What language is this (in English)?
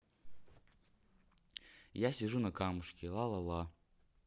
Russian